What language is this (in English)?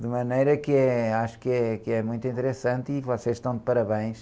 Portuguese